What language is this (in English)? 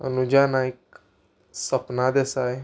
Konkani